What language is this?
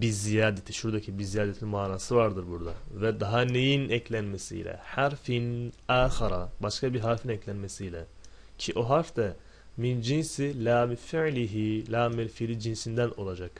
Turkish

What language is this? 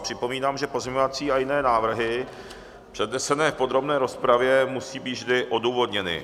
Czech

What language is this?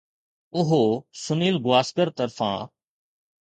Sindhi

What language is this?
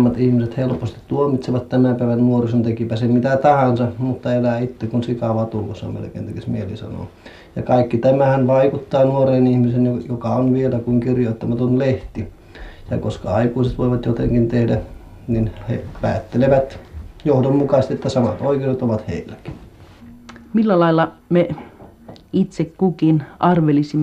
Finnish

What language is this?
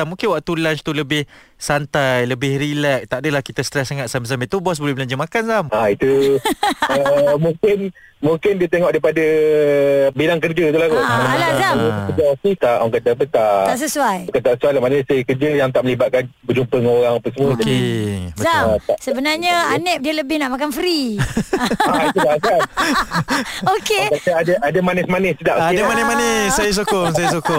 Malay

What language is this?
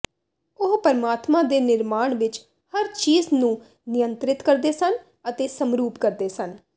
Punjabi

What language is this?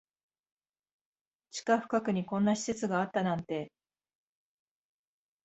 Japanese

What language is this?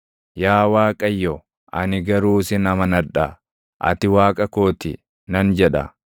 Oromo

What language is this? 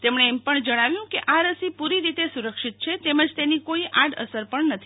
Gujarati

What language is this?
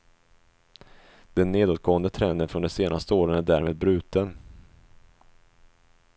Swedish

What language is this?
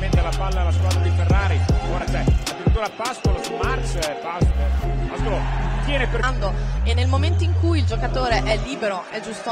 Italian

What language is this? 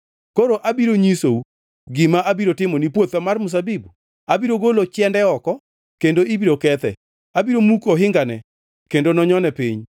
Luo (Kenya and Tanzania)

